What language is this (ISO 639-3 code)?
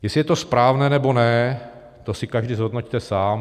ces